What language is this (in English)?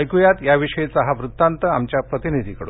Marathi